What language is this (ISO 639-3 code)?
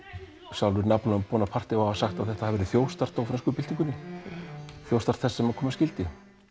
isl